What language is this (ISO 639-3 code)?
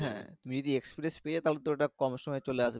ben